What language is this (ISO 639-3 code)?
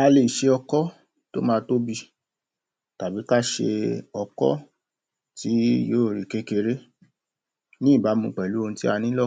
yor